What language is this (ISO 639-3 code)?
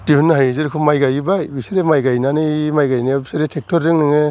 brx